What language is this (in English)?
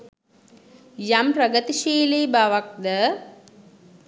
Sinhala